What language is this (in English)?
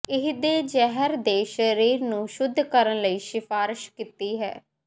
Punjabi